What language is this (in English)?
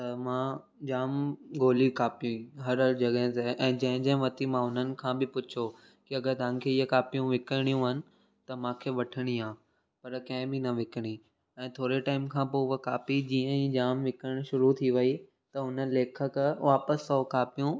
Sindhi